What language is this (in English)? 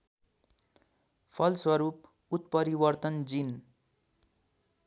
Nepali